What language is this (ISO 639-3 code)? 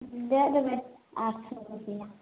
mai